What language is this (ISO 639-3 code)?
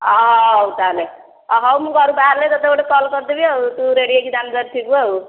ori